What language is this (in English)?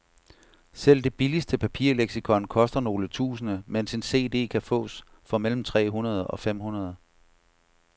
Danish